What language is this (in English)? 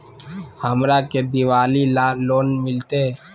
Magahi